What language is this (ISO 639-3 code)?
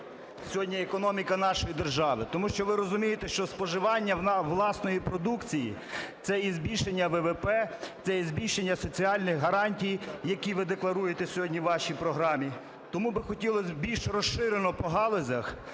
ukr